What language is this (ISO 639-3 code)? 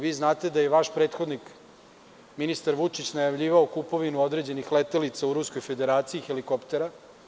srp